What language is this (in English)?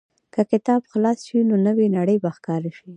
Pashto